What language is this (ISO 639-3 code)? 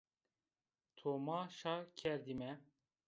zza